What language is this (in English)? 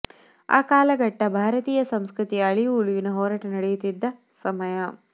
Kannada